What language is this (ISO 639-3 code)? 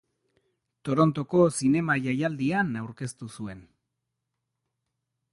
eus